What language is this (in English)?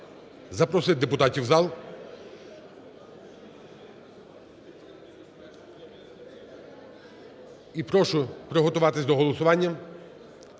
Ukrainian